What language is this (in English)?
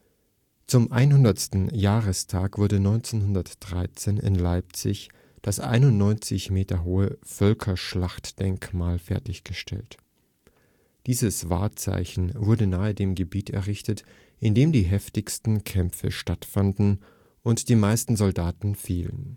German